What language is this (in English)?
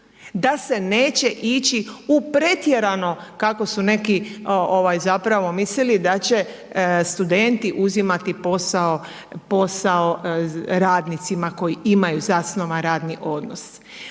Croatian